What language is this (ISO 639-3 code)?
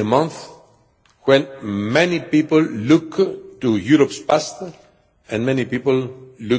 eng